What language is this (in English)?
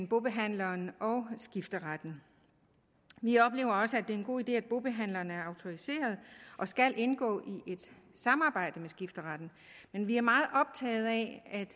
Danish